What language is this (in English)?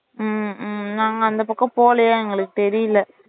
Tamil